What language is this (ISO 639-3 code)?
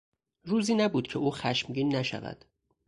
fas